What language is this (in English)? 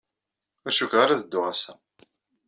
Kabyle